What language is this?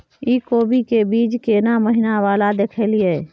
Maithili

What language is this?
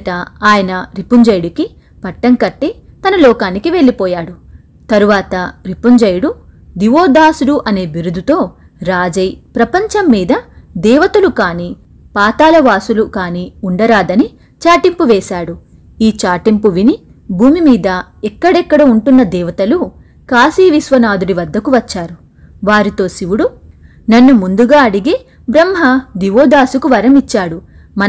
Telugu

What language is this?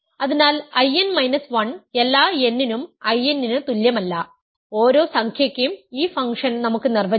Malayalam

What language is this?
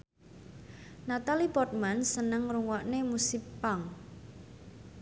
Javanese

